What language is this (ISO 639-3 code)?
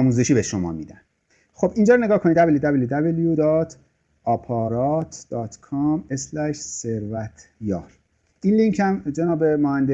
fas